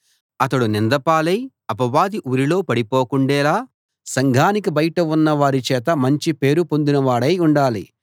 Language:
Telugu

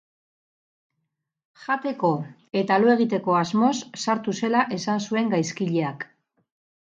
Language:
Basque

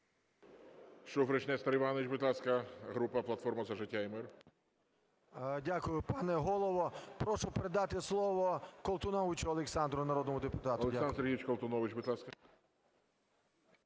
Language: Ukrainian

